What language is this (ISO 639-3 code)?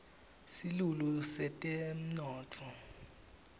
ssw